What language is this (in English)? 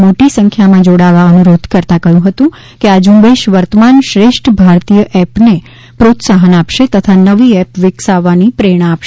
Gujarati